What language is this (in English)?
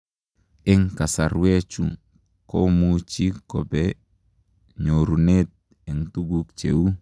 Kalenjin